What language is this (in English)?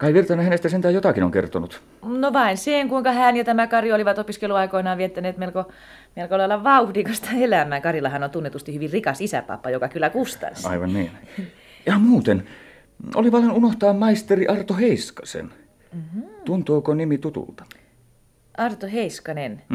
Finnish